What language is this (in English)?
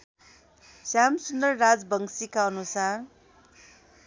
Nepali